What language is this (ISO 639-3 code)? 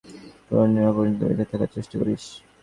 ben